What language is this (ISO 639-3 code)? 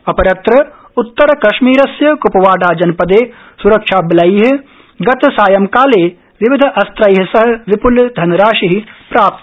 san